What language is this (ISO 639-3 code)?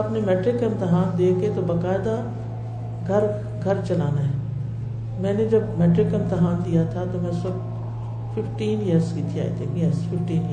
urd